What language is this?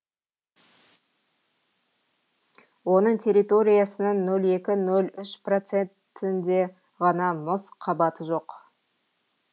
Kazakh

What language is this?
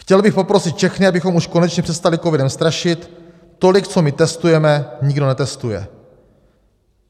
Czech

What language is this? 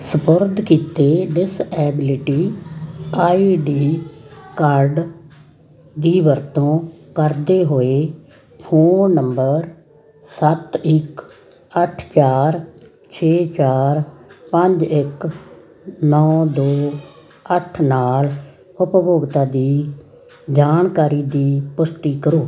Punjabi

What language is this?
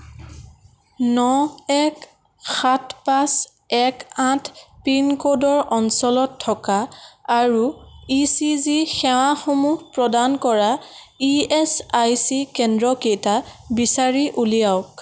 Assamese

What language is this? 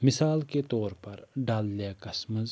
Kashmiri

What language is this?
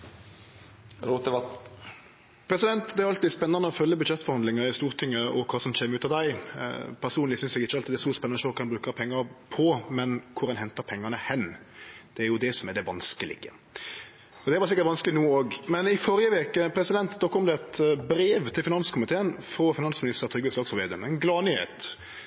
Norwegian Nynorsk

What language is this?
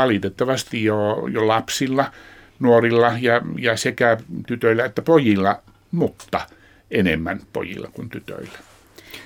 Finnish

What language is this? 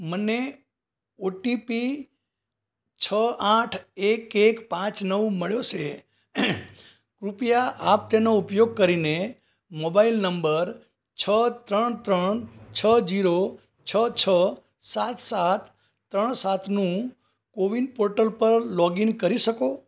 Gujarati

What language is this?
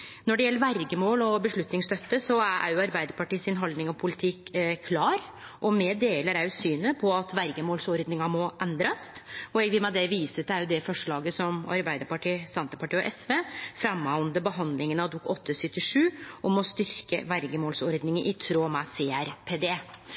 Norwegian Nynorsk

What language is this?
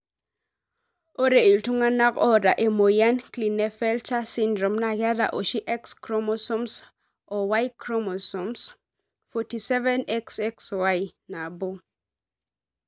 Masai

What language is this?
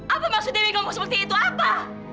Indonesian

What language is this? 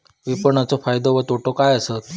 Marathi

